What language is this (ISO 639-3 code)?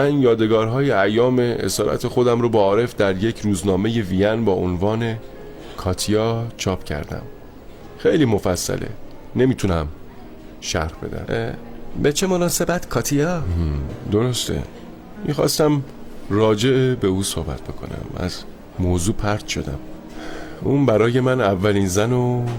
fas